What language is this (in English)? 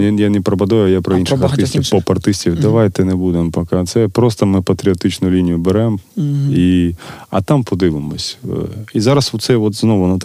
Ukrainian